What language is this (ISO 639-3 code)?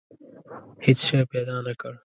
pus